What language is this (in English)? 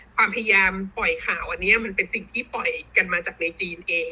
Thai